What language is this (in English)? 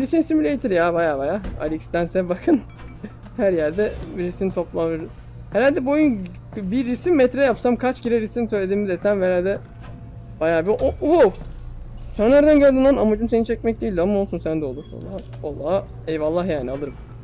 Turkish